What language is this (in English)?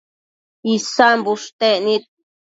Matsés